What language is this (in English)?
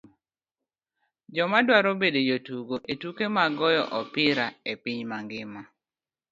Luo (Kenya and Tanzania)